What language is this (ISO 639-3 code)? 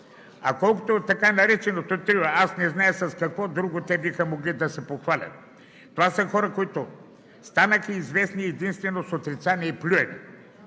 bul